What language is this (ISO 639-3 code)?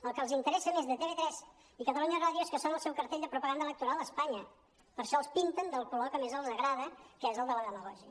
cat